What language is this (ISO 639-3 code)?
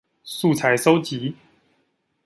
zho